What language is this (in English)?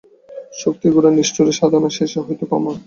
Bangla